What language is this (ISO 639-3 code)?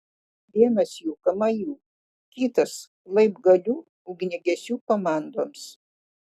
lit